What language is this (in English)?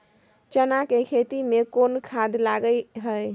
Maithili